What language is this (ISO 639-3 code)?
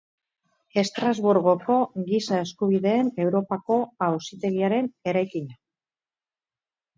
eus